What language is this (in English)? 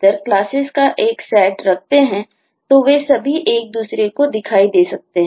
Hindi